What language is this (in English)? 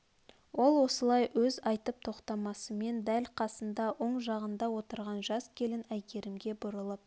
Kazakh